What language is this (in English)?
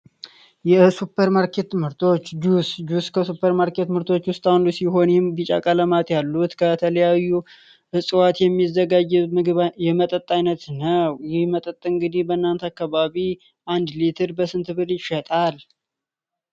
Amharic